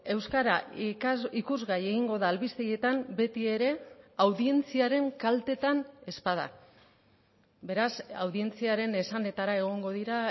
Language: Basque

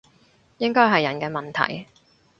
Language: Cantonese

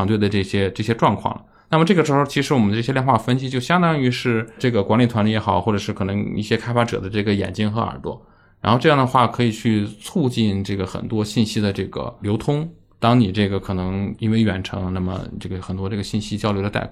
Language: Chinese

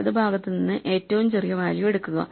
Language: Malayalam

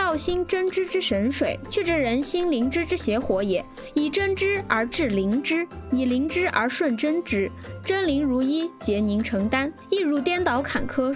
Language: Chinese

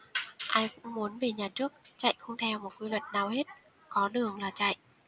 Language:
Vietnamese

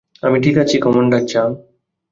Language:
Bangla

